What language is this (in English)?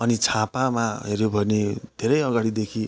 Nepali